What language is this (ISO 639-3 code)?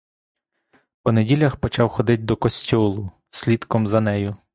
ukr